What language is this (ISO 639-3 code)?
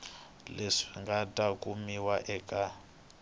tso